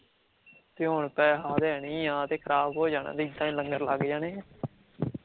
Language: Punjabi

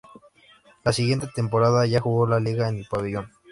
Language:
Spanish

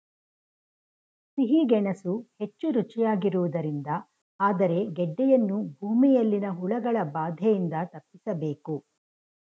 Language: Kannada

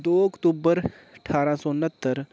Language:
Dogri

